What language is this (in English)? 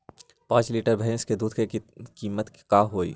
Magahi